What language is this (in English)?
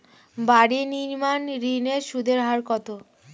Bangla